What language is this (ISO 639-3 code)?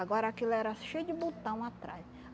por